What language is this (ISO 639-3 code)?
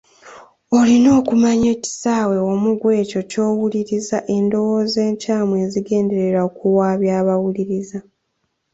lug